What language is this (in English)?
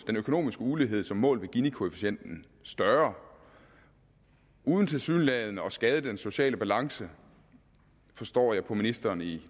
Danish